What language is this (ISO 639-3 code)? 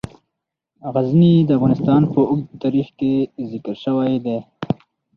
pus